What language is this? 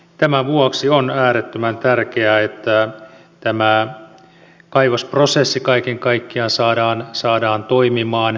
Finnish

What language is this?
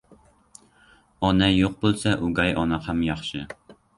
Uzbek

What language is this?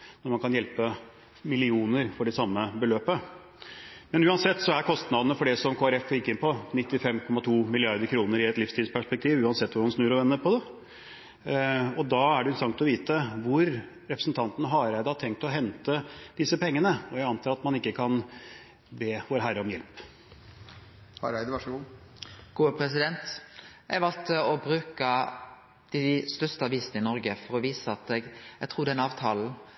Norwegian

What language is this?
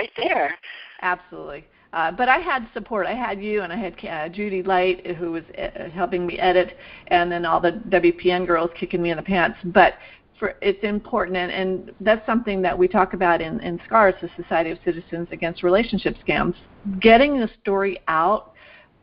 English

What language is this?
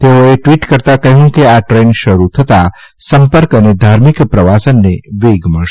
Gujarati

